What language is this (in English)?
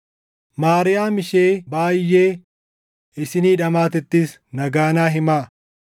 Oromo